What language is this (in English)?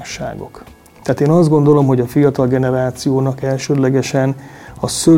Hungarian